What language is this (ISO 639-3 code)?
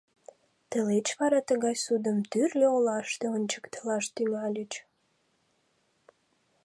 chm